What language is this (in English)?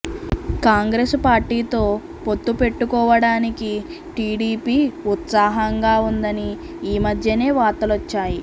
Telugu